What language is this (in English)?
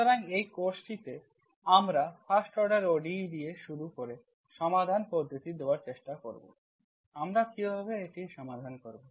Bangla